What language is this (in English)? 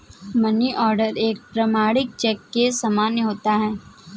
Hindi